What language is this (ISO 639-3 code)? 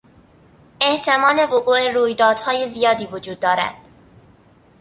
fas